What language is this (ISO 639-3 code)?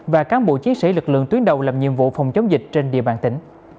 vie